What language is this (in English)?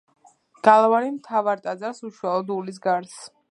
Georgian